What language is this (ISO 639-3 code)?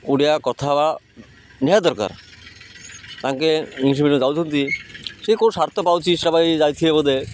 ori